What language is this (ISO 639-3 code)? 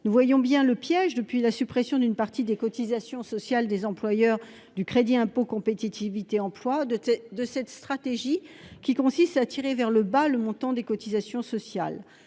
fra